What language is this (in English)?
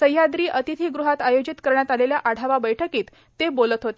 Marathi